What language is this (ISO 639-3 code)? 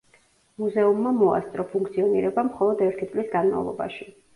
kat